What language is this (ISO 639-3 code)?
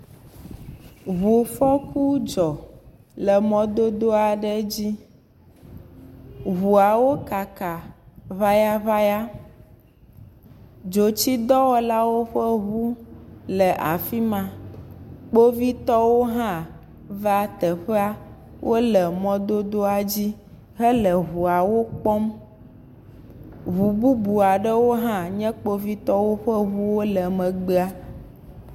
ewe